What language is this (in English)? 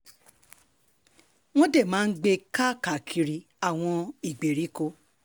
Yoruba